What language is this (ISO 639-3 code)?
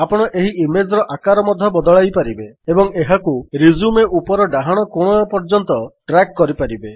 ori